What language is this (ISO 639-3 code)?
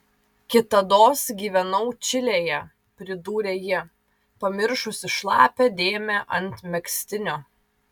lit